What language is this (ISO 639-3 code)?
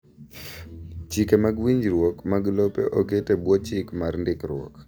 luo